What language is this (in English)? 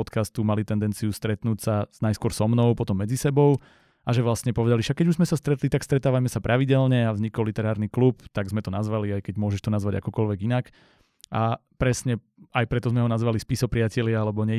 Slovak